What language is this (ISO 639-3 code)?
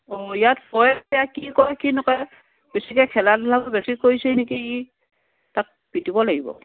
asm